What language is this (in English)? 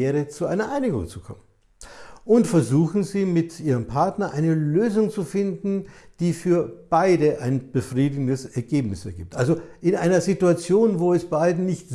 German